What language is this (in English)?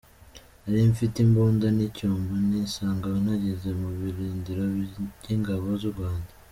Kinyarwanda